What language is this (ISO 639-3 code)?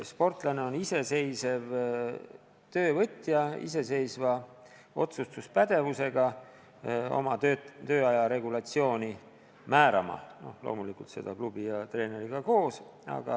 est